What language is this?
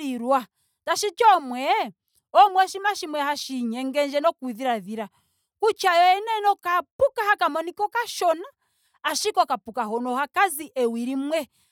Ndonga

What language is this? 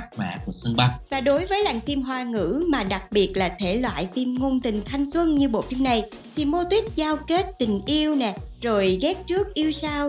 Vietnamese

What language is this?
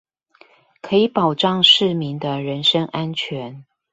Chinese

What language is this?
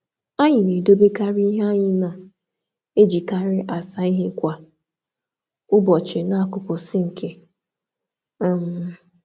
Igbo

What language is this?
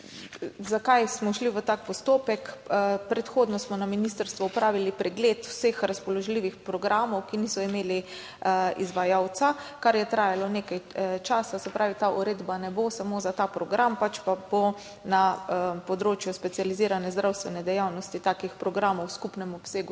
Slovenian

